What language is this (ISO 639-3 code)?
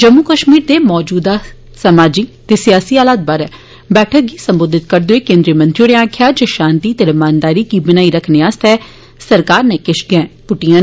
doi